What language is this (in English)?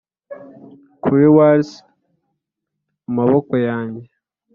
Kinyarwanda